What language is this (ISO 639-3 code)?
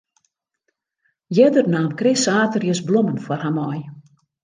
fry